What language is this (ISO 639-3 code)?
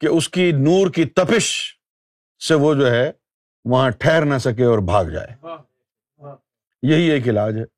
urd